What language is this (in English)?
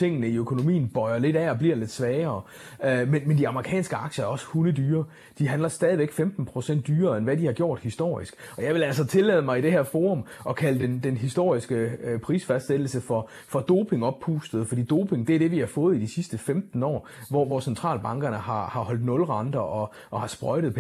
Danish